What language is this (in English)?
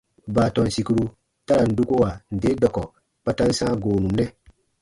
Baatonum